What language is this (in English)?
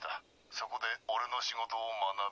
Japanese